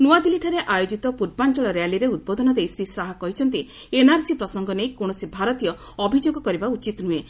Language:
Odia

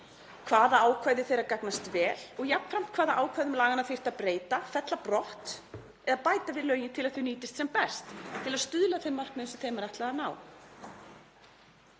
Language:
Icelandic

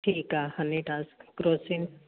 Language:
Sindhi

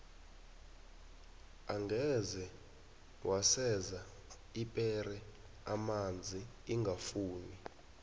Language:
South Ndebele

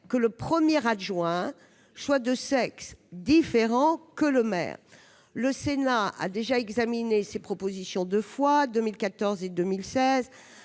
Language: French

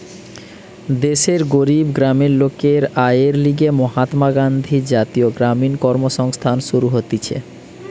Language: Bangla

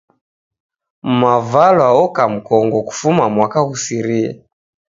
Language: Taita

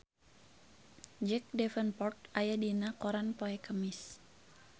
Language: Sundanese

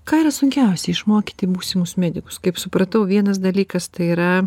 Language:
Lithuanian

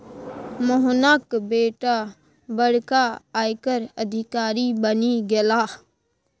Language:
Maithili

